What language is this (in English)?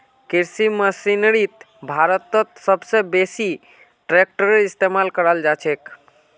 Magahi